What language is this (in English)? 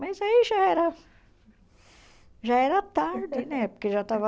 Portuguese